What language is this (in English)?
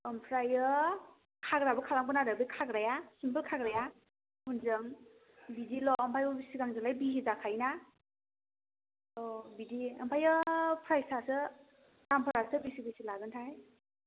Bodo